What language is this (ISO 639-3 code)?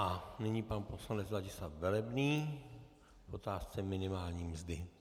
ces